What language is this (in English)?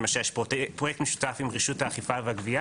Hebrew